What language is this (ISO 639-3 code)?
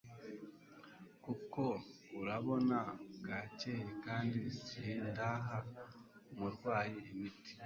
kin